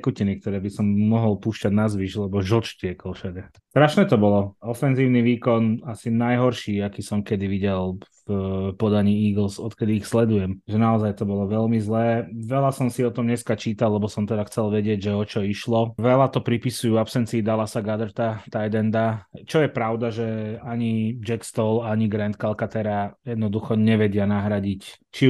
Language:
Slovak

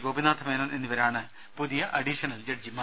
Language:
Malayalam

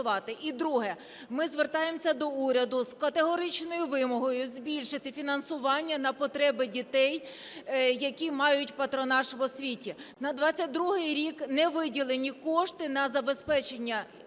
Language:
Ukrainian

